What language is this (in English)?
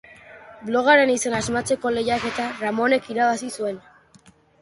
Basque